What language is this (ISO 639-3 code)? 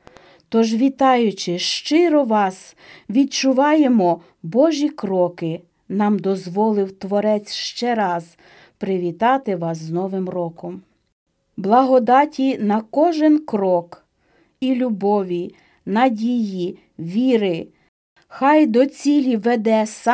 ukr